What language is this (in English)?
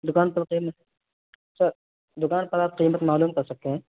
Urdu